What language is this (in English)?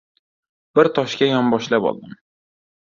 Uzbek